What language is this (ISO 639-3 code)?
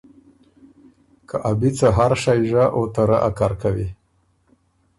oru